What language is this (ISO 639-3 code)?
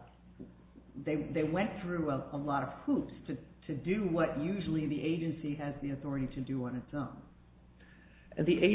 eng